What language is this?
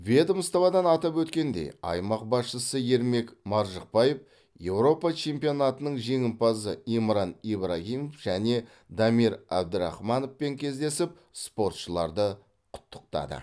Kazakh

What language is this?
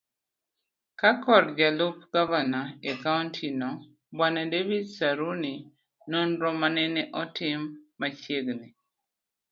Luo (Kenya and Tanzania)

